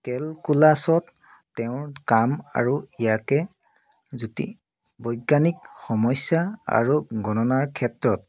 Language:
Assamese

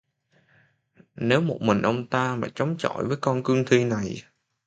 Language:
Vietnamese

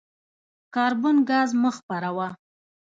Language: Pashto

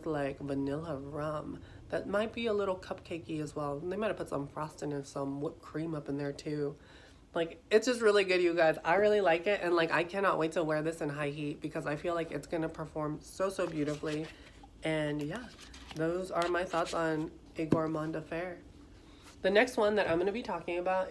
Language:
English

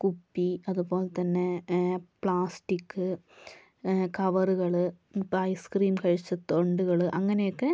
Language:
Malayalam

